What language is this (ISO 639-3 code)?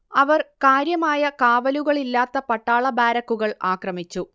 mal